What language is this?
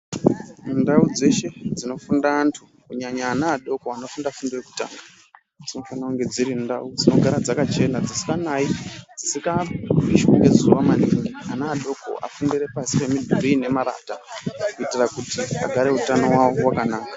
Ndau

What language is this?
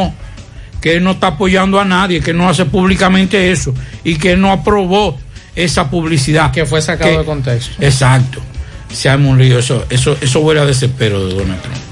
Spanish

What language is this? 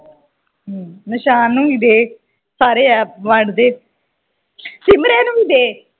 Punjabi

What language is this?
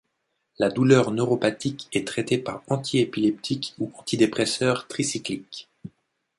French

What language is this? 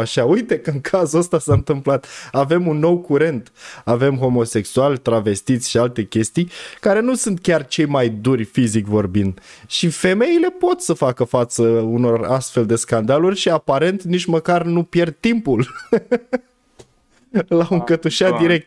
Romanian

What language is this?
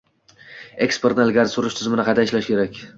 Uzbek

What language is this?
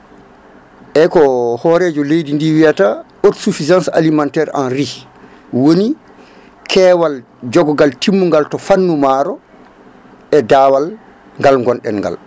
Fula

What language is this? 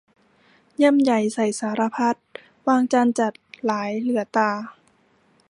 Thai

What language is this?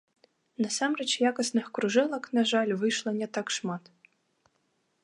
Belarusian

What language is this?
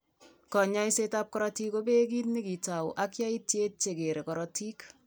Kalenjin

